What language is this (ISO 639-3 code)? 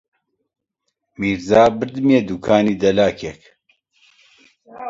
ckb